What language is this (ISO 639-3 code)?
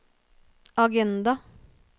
nor